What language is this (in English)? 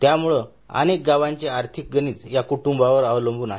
Marathi